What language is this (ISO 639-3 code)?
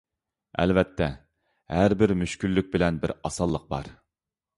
uig